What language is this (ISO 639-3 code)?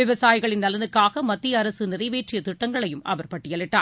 tam